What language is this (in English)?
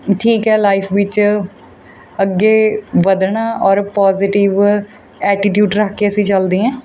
Punjabi